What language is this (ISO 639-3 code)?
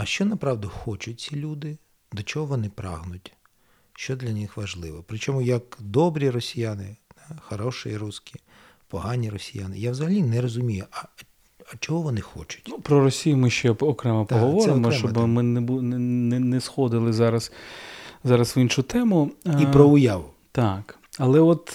ukr